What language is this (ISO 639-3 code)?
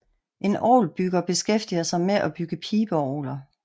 dan